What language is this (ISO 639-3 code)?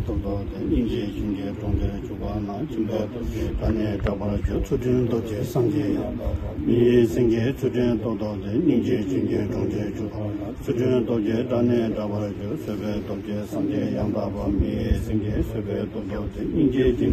pol